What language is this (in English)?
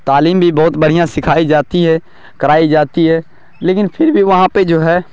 Urdu